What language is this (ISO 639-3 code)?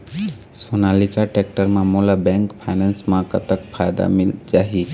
hne